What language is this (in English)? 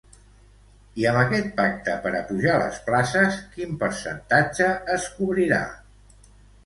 Catalan